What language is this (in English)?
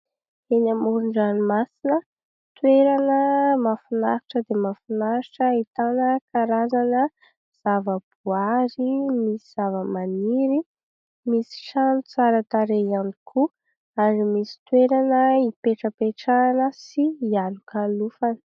Malagasy